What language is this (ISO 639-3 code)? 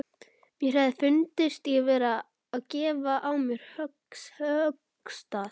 isl